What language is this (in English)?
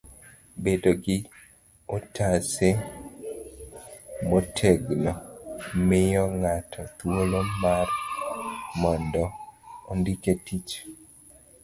Luo (Kenya and Tanzania)